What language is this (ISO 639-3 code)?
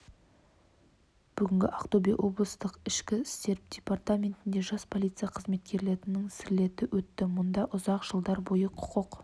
kaz